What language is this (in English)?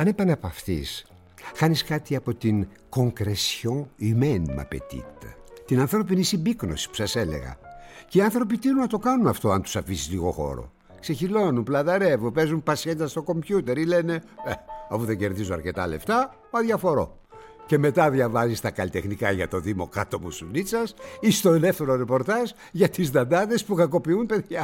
Greek